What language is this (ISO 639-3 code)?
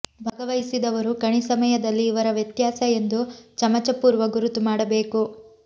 kan